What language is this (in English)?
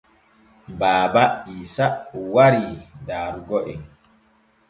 Borgu Fulfulde